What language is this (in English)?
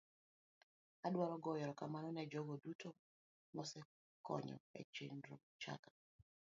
Luo (Kenya and Tanzania)